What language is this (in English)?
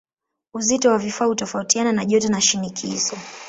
Swahili